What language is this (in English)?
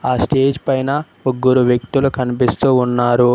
Telugu